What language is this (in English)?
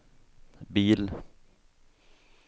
Swedish